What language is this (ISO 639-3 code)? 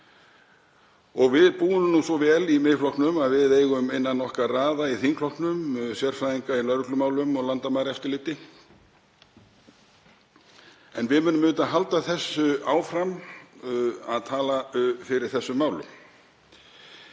isl